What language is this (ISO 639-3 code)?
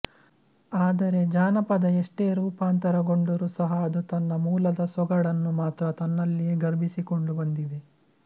kan